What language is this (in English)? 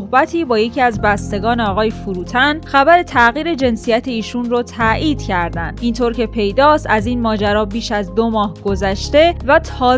Persian